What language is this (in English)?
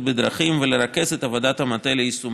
Hebrew